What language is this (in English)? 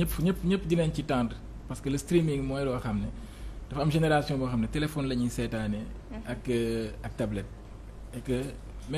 French